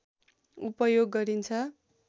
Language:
Nepali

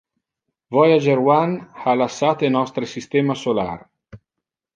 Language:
Interlingua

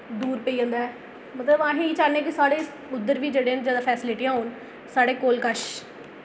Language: Dogri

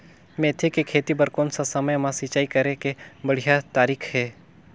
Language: Chhattisgarhi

